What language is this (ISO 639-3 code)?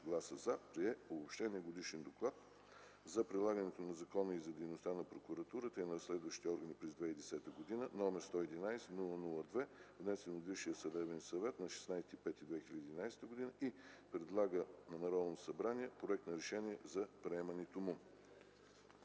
bul